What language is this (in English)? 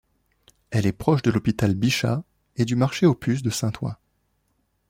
French